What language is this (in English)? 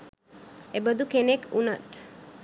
Sinhala